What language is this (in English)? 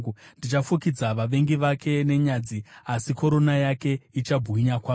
Shona